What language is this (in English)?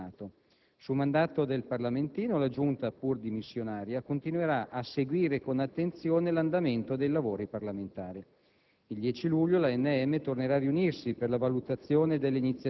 Italian